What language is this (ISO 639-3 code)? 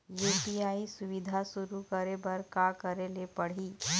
hne